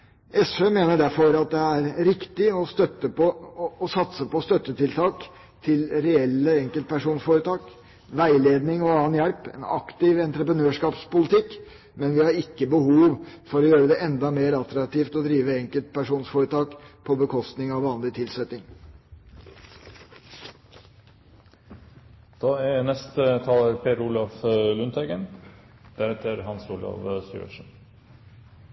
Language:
Norwegian Bokmål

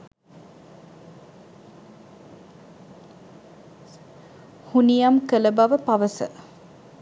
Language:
Sinhala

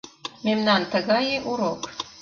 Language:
Mari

